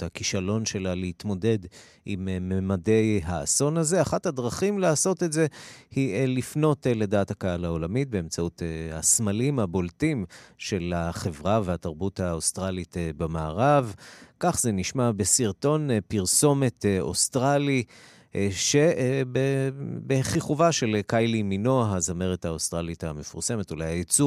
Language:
Hebrew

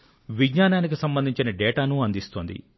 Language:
Telugu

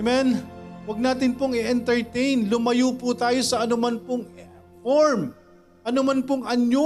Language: Filipino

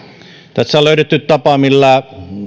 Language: Finnish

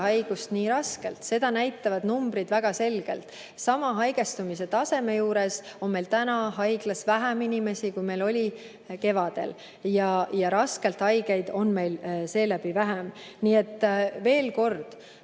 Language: Estonian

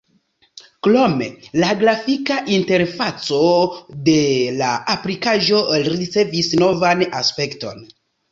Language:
Esperanto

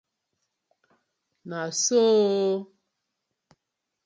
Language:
Nigerian Pidgin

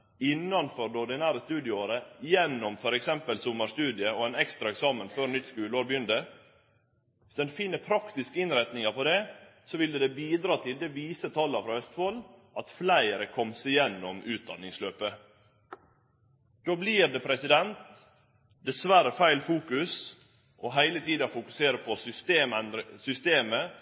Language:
Norwegian Nynorsk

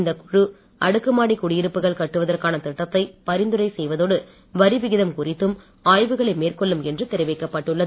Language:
Tamil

